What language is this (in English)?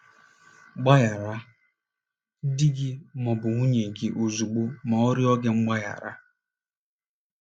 Igbo